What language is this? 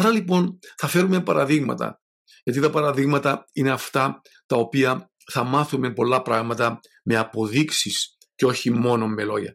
Greek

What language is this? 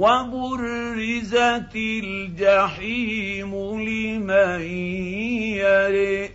Arabic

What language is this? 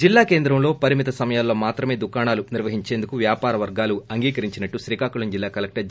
Telugu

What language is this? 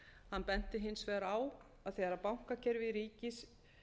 Icelandic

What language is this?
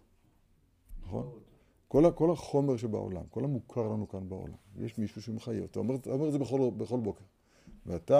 Hebrew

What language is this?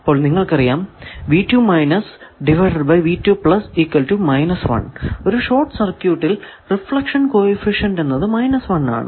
Malayalam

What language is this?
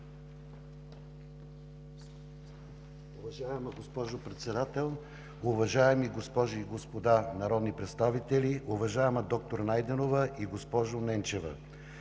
Bulgarian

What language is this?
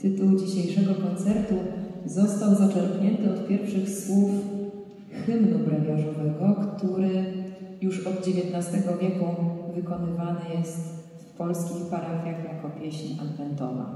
Polish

